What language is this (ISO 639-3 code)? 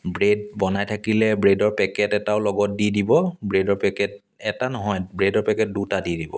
asm